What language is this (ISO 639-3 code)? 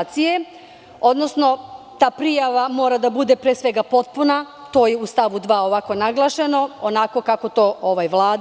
srp